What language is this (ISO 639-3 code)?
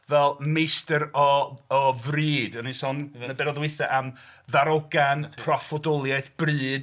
cym